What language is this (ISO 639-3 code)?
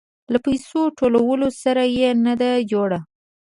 pus